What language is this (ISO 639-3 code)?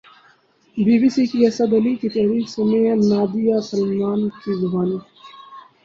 urd